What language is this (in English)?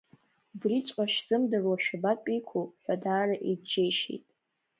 Abkhazian